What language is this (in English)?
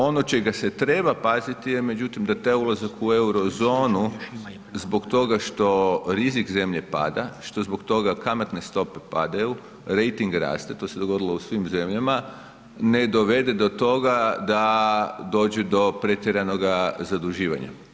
Croatian